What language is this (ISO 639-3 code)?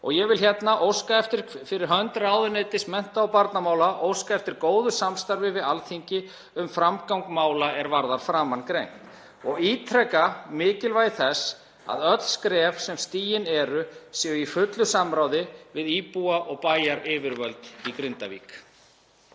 isl